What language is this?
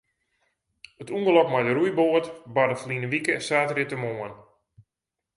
Western Frisian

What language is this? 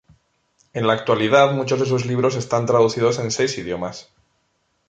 Spanish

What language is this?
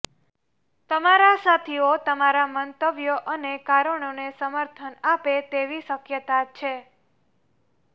Gujarati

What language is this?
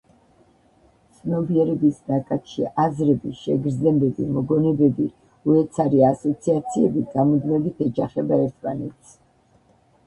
Georgian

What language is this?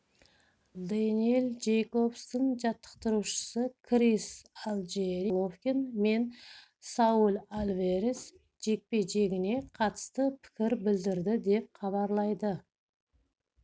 Kazakh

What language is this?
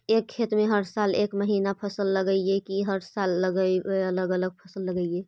Magahi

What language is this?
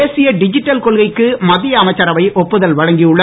Tamil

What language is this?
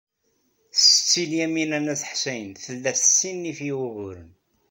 Kabyle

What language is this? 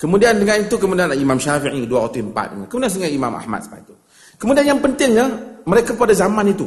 Malay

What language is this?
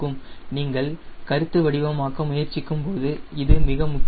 Tamil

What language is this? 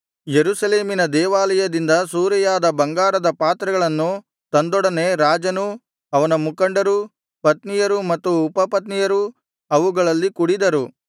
Kannada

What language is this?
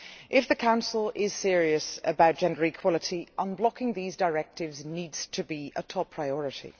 English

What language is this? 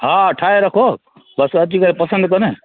Sindhi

